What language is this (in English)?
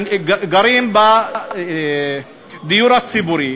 Hebrew